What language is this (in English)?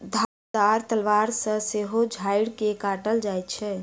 Maithili